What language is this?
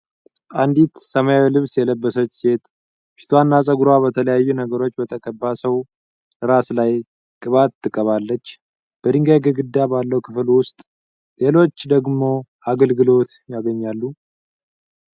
Amharic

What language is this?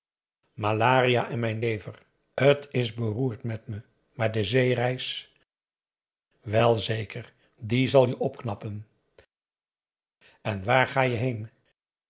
Dutch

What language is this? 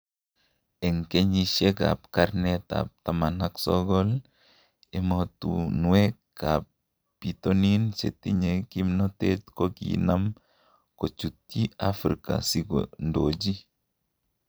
Kalenjin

